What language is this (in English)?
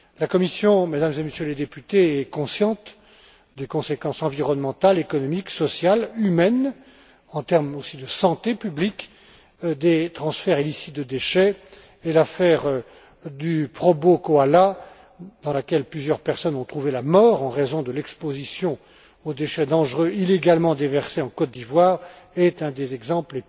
French